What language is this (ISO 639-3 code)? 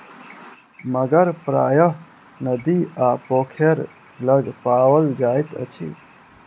mai